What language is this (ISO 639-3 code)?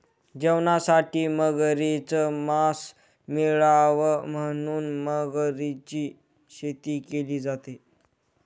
mar